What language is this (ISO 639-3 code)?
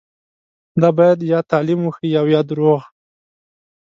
pus